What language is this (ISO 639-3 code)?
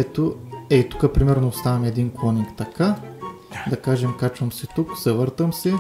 bul